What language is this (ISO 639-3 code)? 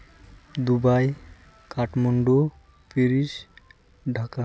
sat